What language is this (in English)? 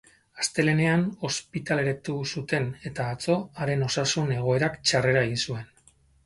Basque